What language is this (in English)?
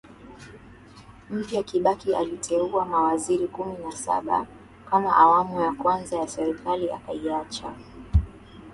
Swahili